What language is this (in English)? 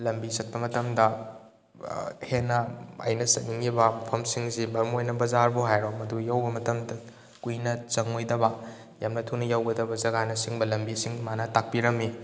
Manipuri